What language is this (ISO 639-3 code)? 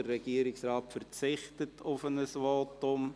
gsw